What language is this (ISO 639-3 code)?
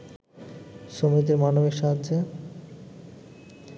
ben